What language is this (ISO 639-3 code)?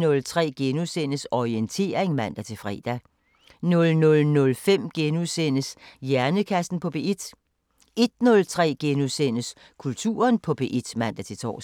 dan